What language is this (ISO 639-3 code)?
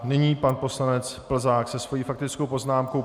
ces